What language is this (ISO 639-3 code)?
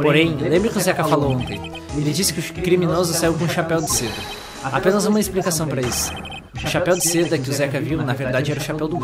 por